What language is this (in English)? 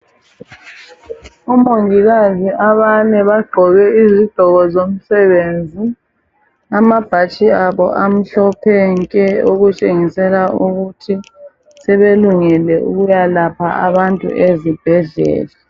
North Ndebele